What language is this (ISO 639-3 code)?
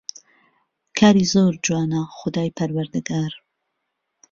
ckb